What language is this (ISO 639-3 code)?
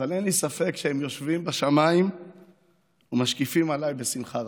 heb